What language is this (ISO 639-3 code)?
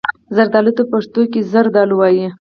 pus